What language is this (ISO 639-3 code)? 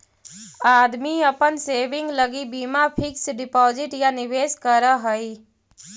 mag